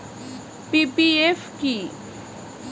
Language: Bangla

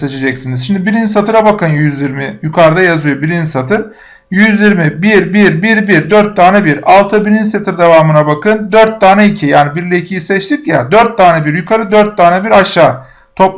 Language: Turkish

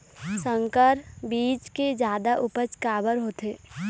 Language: Chhattisgarhi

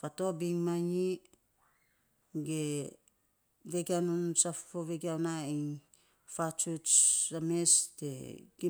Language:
Saposa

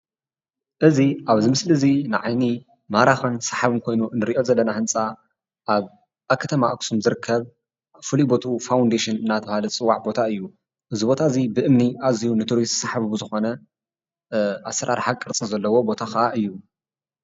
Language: Tigrinya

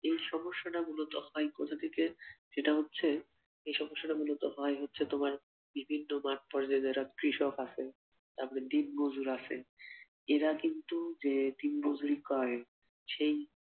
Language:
Bangla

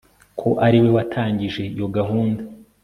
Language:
Kinyarwanda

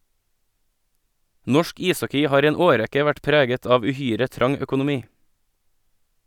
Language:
Norwegian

